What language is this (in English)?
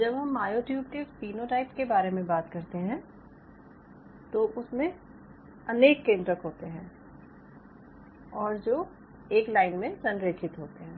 Hindi